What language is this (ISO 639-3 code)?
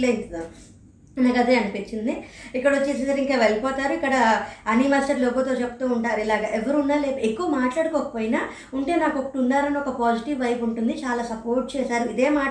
tel